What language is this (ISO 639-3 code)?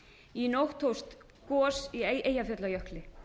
isl